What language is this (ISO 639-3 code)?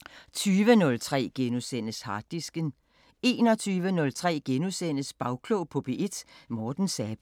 dan